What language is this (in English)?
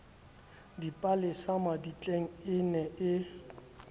Southern Sotho